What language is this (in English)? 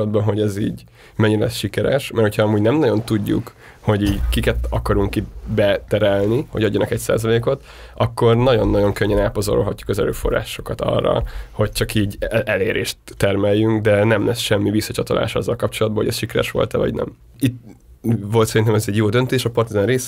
Hungarian